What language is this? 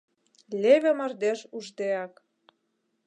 Mari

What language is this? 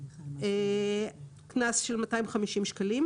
Hebrew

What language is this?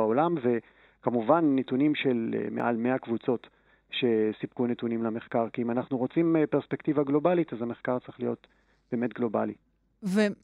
Hebrew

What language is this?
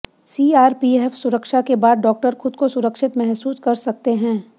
Hindi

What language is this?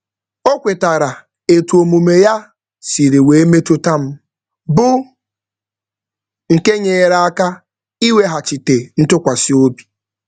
Igbo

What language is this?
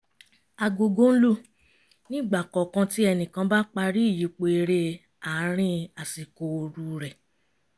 Yoruba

